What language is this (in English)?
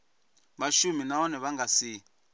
Venda